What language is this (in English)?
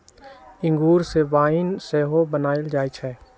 Magahi